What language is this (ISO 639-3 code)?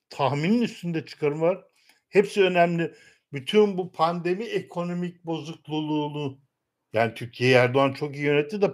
tur